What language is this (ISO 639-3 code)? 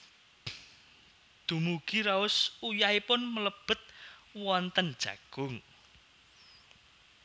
jav